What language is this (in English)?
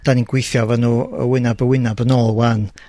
Welsh